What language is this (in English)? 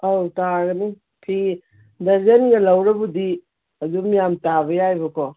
Manipuri